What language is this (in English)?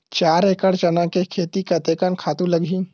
Chhattisgarhi